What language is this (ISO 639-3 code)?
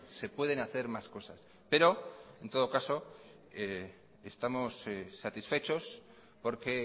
spa